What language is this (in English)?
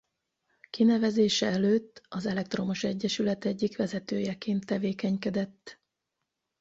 Hungarian